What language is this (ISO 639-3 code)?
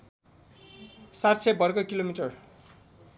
nep